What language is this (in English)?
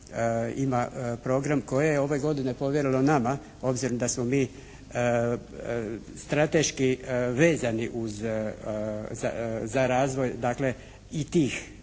Croatian